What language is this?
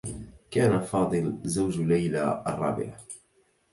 Arabic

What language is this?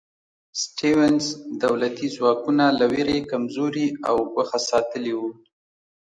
Pashto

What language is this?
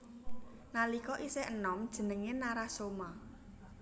Javanese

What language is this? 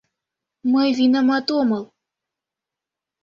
Mari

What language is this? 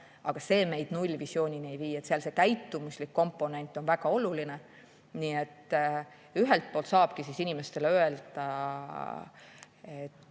Estonian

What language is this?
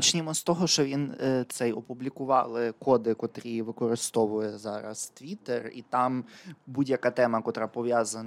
Ukrainian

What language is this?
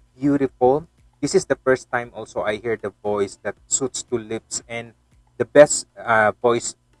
English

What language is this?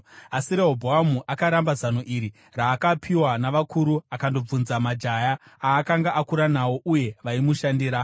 Shona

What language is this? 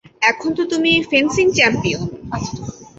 Bangla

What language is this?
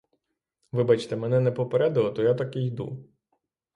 Ukrainian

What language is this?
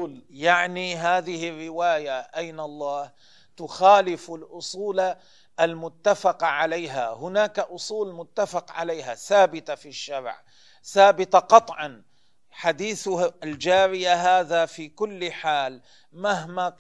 Arabic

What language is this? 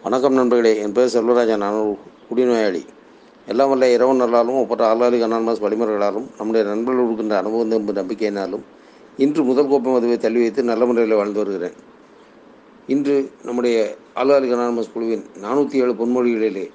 Tamil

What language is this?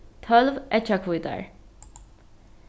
Faroese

